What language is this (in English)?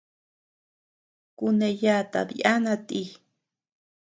Tepeuxila Cuicatec